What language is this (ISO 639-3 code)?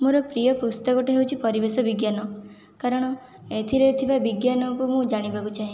ori